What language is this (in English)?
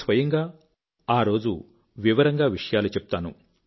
Telugu